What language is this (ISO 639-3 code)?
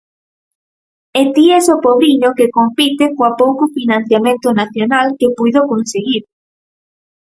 glg